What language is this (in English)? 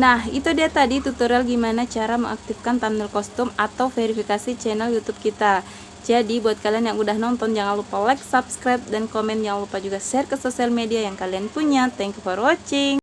Indonesian